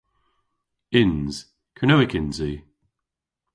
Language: Cornish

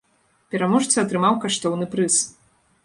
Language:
Belarusian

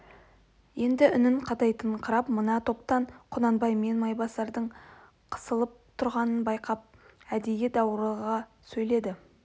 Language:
Kazakh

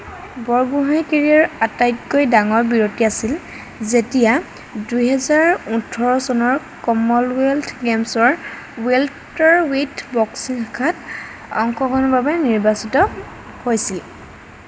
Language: Assamese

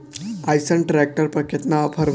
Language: Bhojpuri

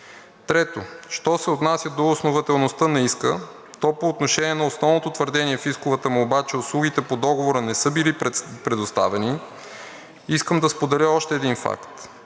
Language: Bulgarian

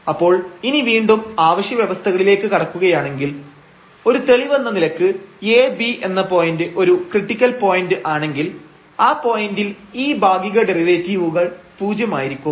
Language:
Malayalam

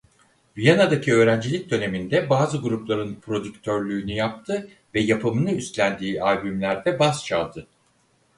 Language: Turkish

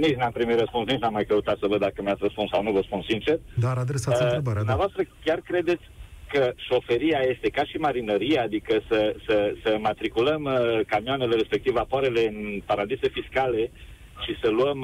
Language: Romanian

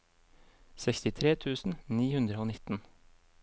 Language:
Norwegian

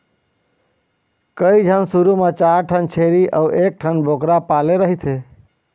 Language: Chhattisgarhi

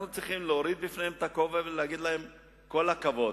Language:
Hebrew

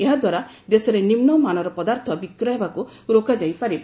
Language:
Odia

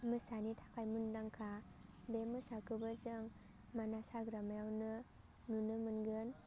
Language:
Bodo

